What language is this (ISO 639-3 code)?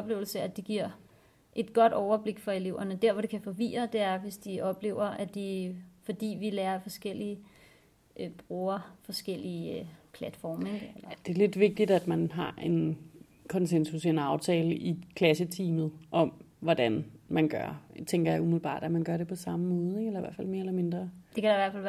dan